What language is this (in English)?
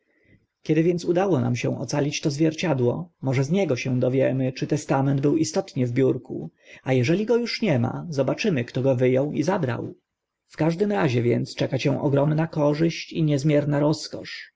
Polish